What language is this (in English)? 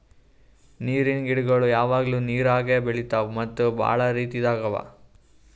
Kannada